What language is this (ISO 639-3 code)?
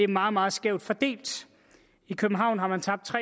dan